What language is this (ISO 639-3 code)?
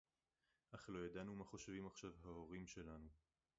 heb